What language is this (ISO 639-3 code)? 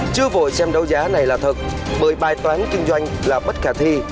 vie